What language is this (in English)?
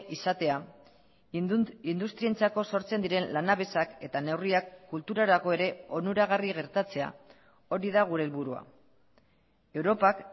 Basque